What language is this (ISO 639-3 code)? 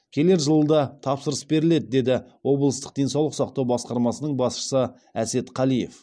kaz